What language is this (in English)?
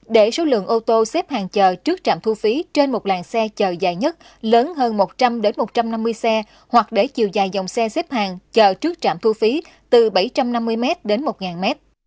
Vietnamese